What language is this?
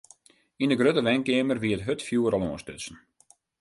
Western Frisian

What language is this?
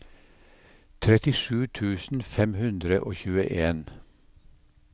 Norwegian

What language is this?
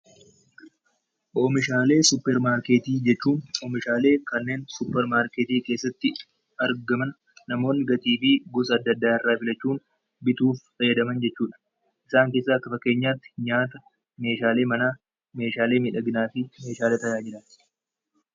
Oromo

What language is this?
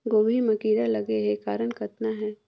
Chhattisgarhi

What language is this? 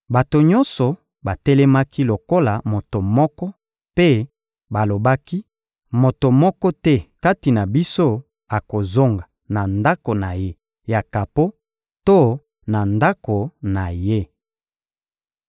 Lingala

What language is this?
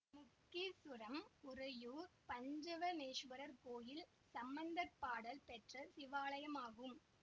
Tamil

